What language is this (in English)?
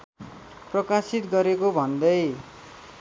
Nepali